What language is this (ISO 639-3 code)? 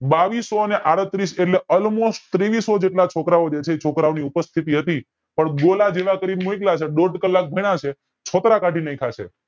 guj